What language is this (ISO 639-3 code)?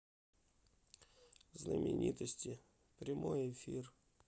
rus